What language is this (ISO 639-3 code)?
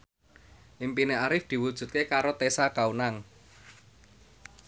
jav